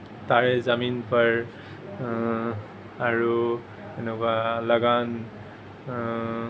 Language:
Assamese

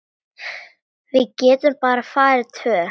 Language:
Icelandic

